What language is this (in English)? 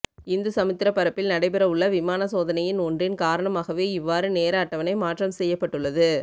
Tamil